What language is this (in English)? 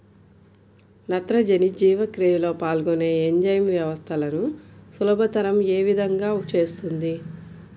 Telugu